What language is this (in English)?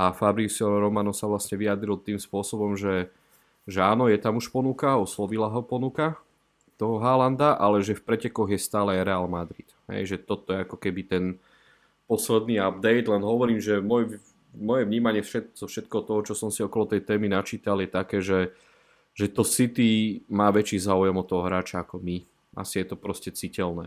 Slovak